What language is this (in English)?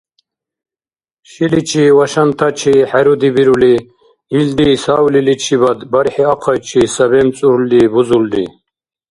Dargwa